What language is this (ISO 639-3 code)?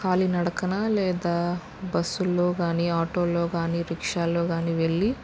tel